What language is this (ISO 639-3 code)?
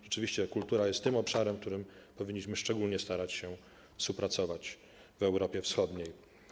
pol